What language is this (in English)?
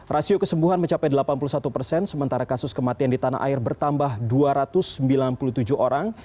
Indonesian